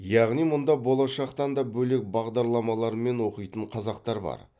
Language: Kazakh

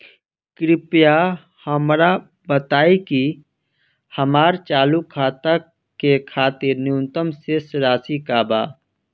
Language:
Bhojpuri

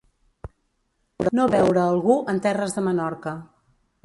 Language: Catalan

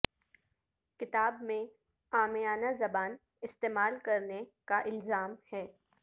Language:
Urdu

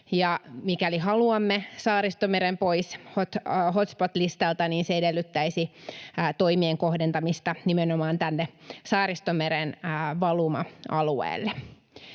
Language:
Finnish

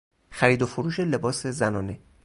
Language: Persian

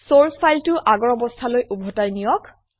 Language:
Assamese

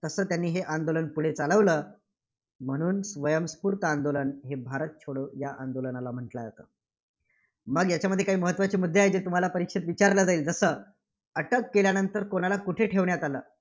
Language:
Marathi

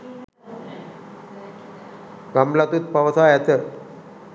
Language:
Sinhala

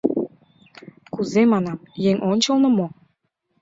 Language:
Mari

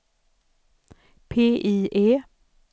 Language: Swedish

